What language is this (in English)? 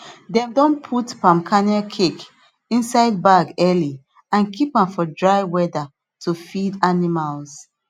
Nigerian Pidgin